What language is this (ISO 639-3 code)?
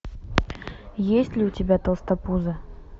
rus